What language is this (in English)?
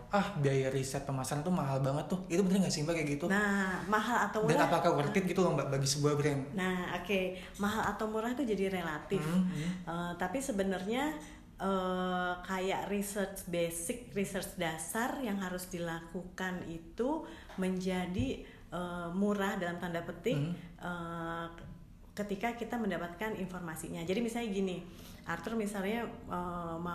Indonesian